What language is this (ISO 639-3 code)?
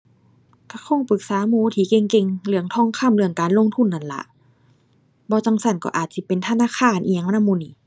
tha